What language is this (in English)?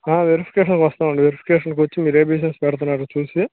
Telugu